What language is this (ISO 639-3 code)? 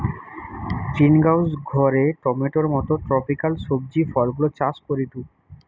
ben